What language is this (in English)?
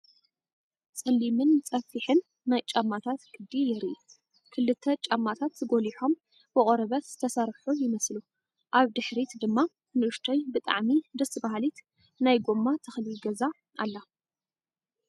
Tigrinya